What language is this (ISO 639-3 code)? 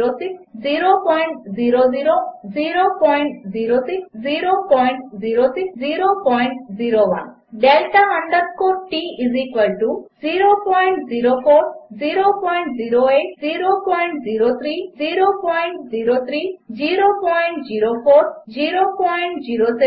tel